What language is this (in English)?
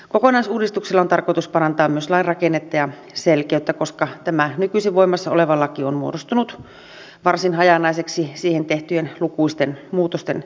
Finnish